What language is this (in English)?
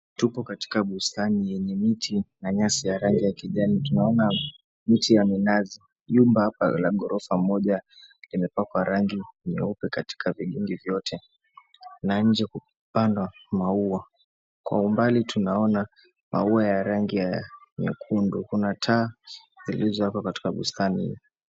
Swahili